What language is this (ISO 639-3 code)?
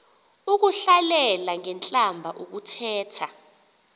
xho